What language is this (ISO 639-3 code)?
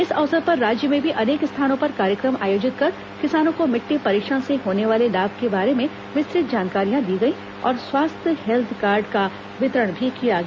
hin